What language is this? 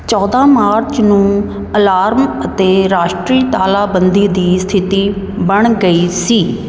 Punjabi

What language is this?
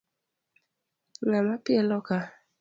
Luo (Kenya and Tanzania)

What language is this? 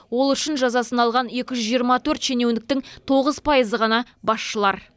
Kazakh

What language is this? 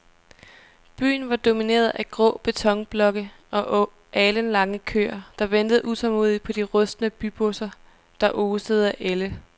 Danish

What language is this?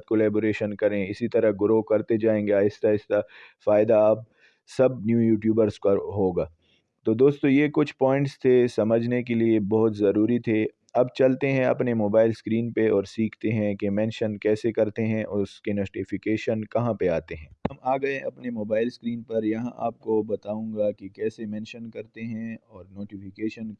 Urdu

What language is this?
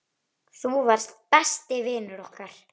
Icelandic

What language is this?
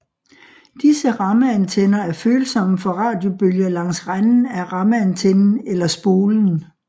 Danish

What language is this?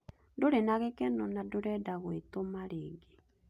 Kikuyu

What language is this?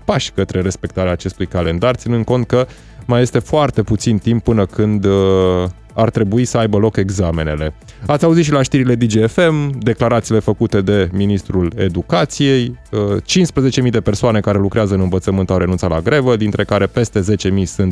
Romanian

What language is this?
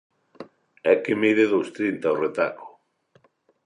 Galician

